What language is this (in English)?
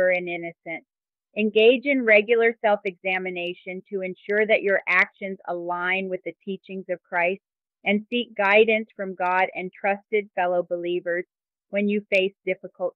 English